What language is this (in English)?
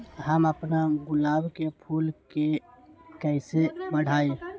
Magahi